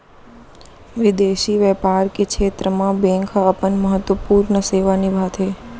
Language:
Chhattisgarhi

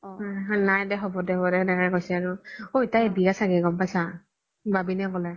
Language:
Assamese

